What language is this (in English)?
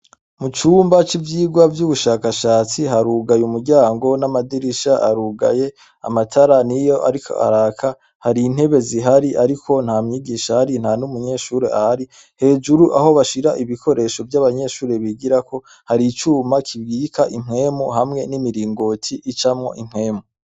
Rundi